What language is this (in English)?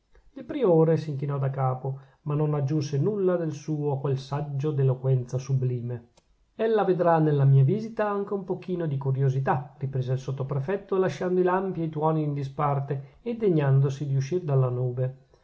Italian